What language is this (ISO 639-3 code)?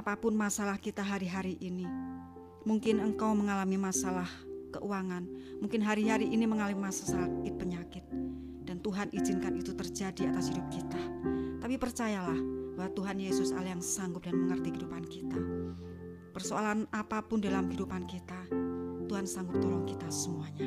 ind